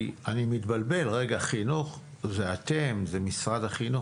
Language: Hebrew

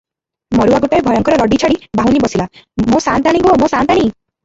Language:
Odia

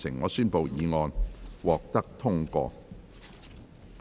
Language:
Cantonese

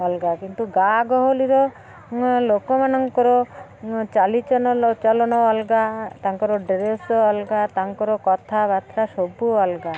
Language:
Odia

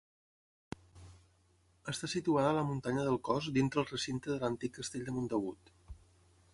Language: Catalan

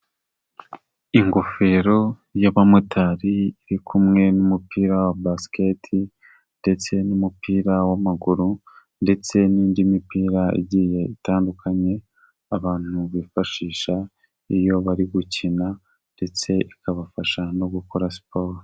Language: Kinyarwanda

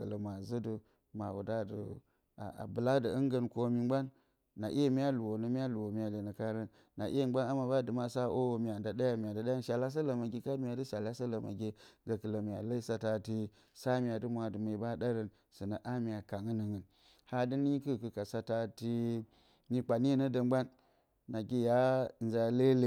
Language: Bacama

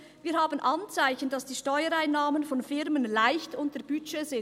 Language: Swiss German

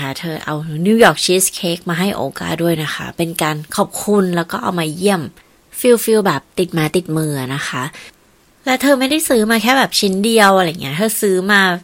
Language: Thai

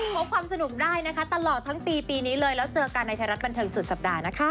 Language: Thai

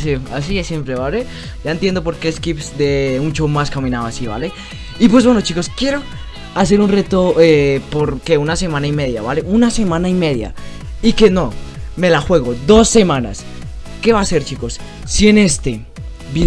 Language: Spanish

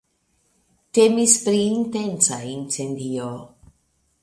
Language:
Esperanto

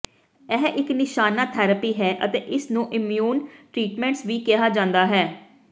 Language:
Punjabi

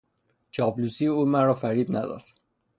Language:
Persian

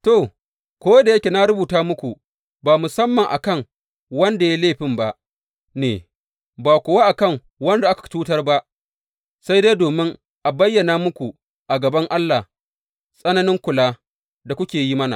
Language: Hausa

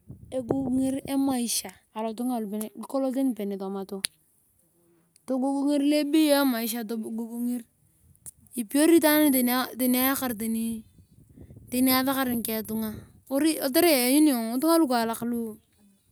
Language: Turkana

